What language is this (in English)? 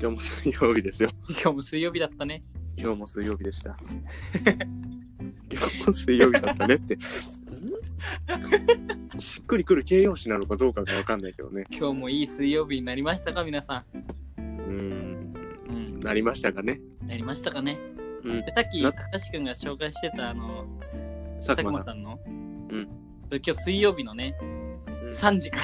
Japanese